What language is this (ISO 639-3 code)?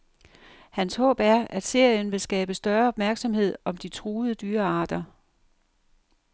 dan